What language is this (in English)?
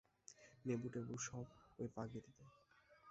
Bangla